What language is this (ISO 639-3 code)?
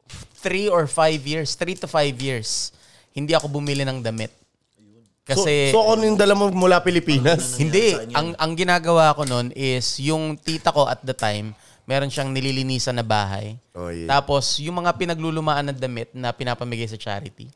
fil